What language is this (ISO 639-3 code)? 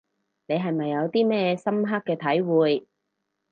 yue